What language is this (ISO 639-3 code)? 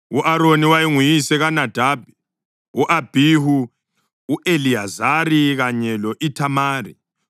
nde